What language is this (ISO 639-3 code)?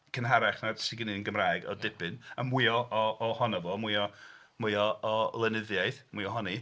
cym